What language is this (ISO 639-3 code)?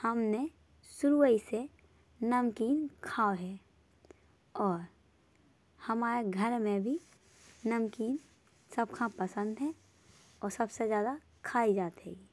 bns